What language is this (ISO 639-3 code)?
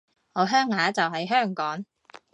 yue